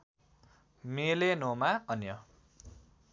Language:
Nepali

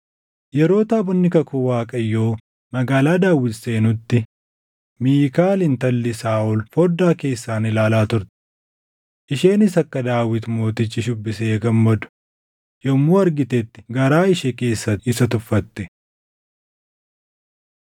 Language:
Oromo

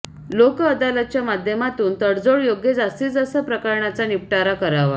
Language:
Marathi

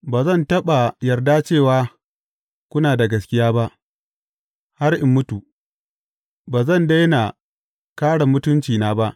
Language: Hausa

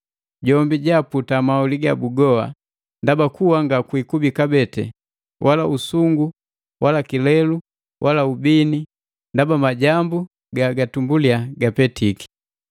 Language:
Matengo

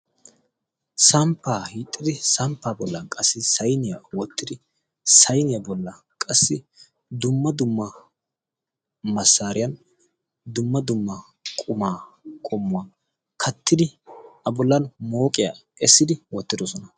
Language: Wolaytta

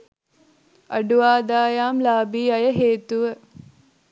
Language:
Sinhala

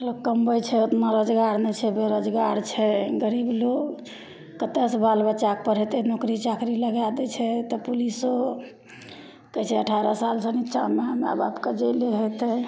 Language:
Maithili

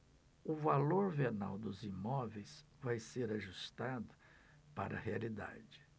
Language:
Portuguese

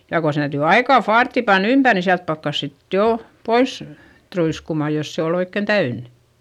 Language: Finnish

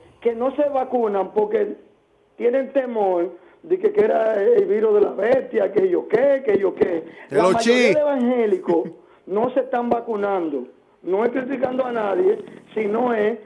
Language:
Spanish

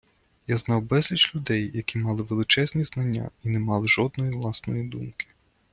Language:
Ukrainian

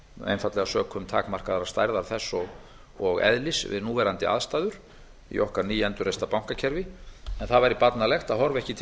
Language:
Icelandic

